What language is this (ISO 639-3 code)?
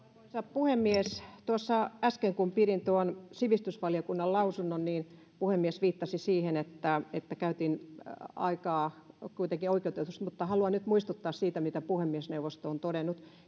fin